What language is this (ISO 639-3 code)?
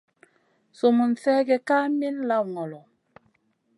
mcn